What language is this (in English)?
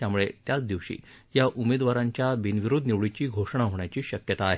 Marathi